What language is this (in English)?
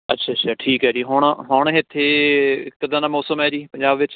Punjabi